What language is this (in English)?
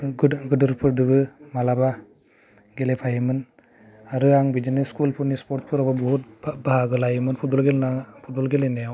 Bodo